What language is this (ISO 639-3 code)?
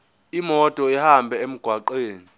zul